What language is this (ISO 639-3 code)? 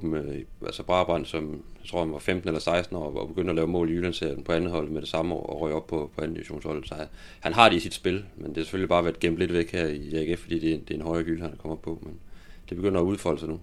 dan